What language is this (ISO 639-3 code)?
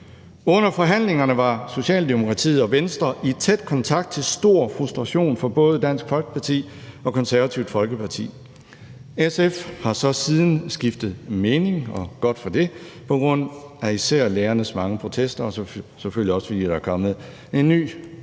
dan